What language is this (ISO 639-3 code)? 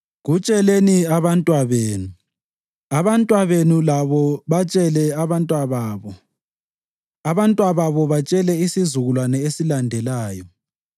nde